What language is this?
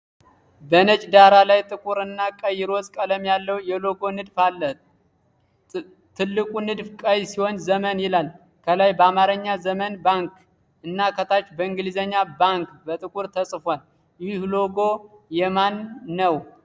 Amharic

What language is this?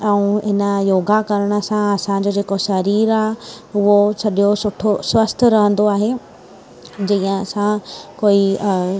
Sindhi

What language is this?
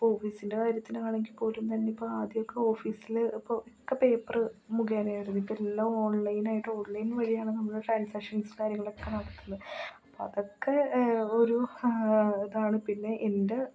Malayalam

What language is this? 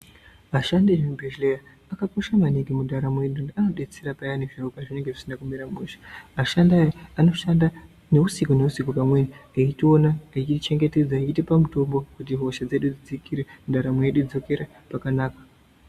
Ndau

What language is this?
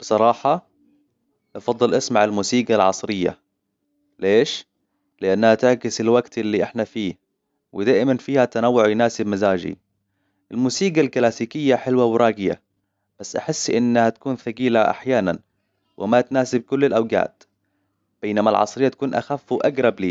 Hijazi Arabic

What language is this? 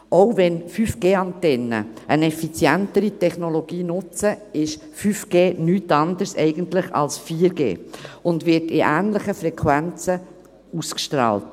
Swiss German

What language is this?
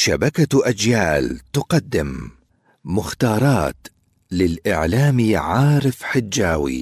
Arabic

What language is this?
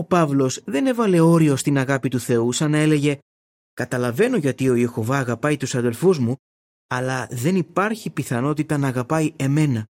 Greek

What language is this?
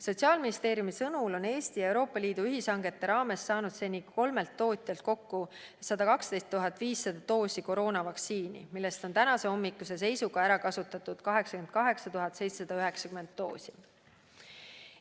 Estonian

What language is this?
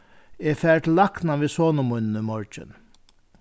Faroese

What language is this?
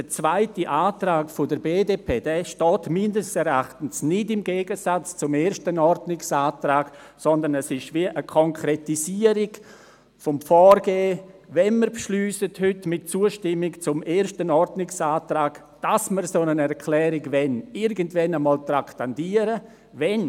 Swiss German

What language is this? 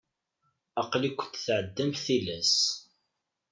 Kabyle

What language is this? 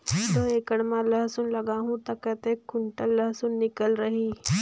Chhattisgarhi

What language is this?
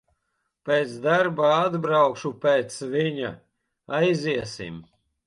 Latvian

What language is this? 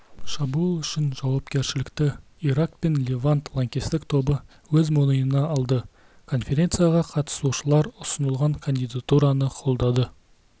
Kazakh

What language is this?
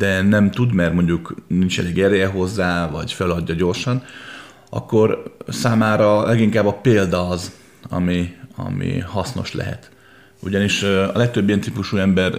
Hungarian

